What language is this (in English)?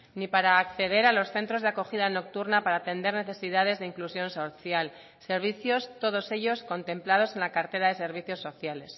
Spanish